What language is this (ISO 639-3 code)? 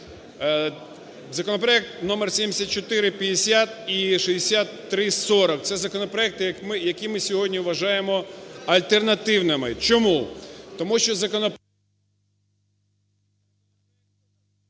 ukr